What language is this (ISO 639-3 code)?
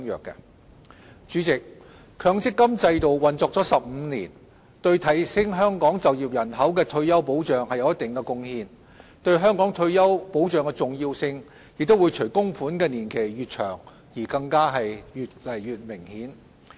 yue